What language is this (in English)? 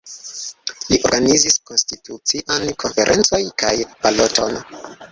Esperanto